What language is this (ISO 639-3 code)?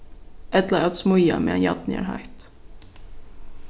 fao